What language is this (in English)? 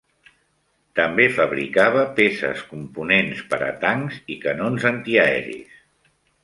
Catalan